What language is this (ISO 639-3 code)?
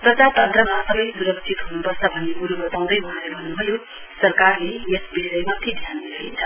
nep